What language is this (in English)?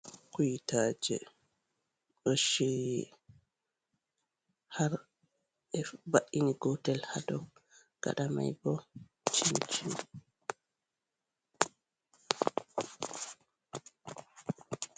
Fula